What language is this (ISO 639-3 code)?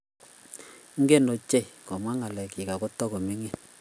kln